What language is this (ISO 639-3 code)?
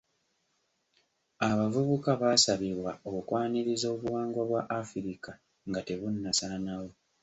lug